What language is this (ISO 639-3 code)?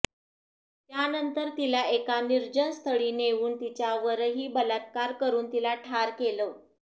mar